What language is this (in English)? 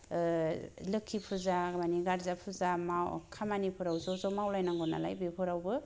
Bodo